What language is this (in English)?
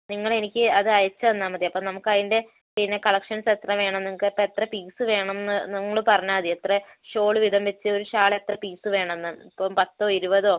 Malayalam